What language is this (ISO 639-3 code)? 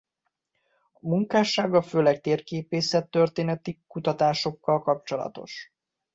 hun